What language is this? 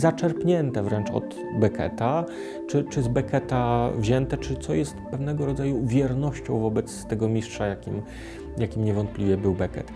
Polish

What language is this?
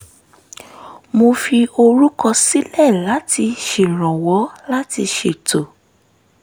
Yoruba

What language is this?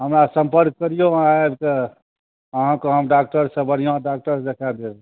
Maithili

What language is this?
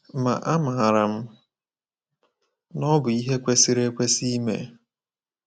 Igbo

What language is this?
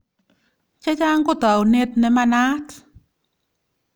Kalenjin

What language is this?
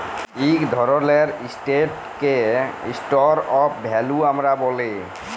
Bangla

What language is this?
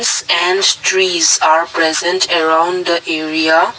English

